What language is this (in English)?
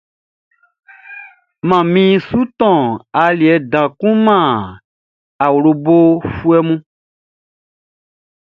Baoulé